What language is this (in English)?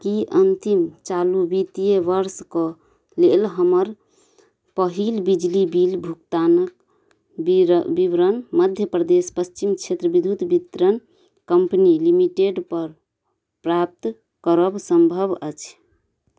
Maithili